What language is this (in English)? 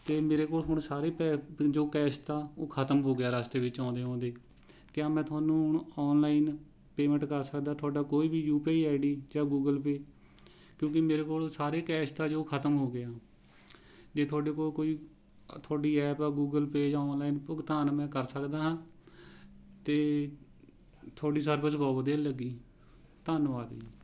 Punjabi